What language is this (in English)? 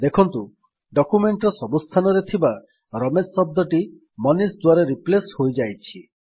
Odia